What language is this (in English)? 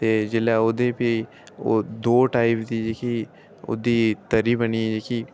Dogri